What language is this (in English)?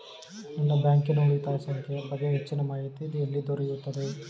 Kannada